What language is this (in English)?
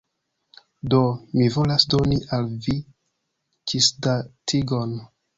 Esperanto